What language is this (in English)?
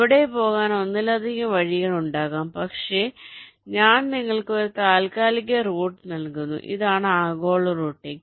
Malayalam